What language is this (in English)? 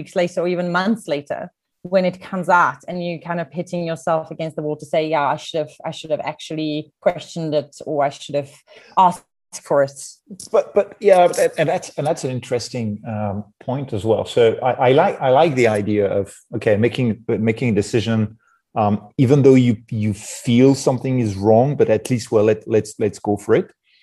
English